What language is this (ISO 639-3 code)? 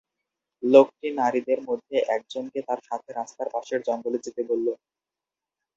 ben